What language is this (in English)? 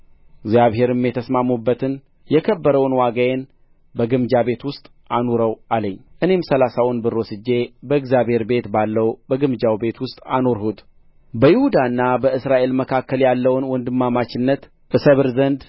Amharic